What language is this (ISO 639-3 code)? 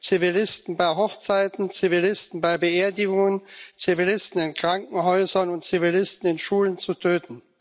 deu